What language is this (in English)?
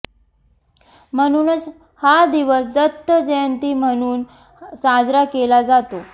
Marathi